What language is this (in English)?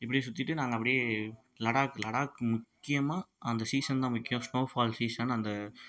Tamil